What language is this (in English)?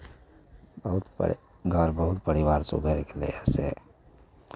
Maithili